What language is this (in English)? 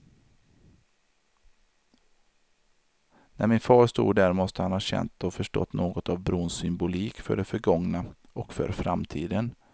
Swedish